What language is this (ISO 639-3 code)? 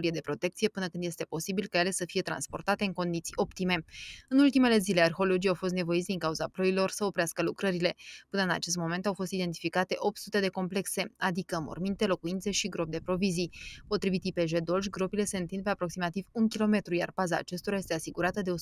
ron